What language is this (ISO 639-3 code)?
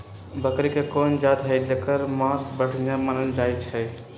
mag